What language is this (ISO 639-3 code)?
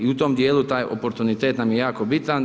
hrv